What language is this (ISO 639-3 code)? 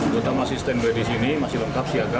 ind